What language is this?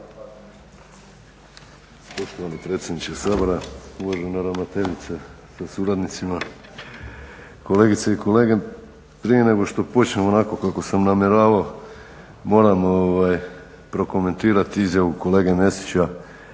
Croatian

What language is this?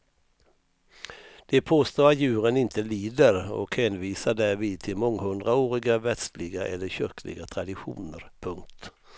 Swedish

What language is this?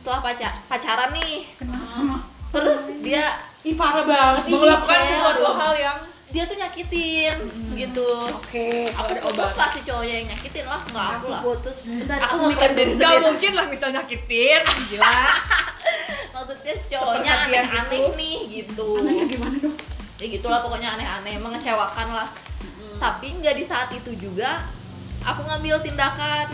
Indonesian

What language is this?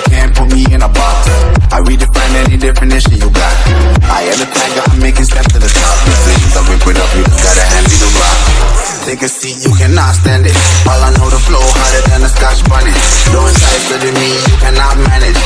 English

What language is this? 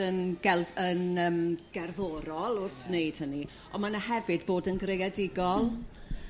Welsh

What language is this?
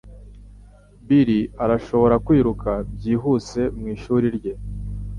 Kinyarwanda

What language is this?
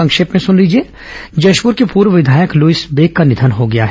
Hindi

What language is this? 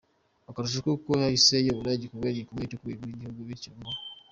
Kinyarwanda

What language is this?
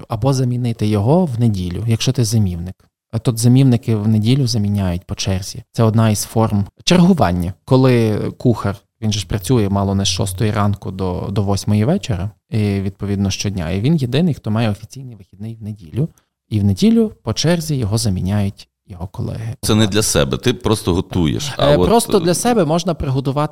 Ukrainian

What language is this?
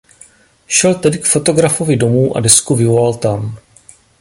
Czech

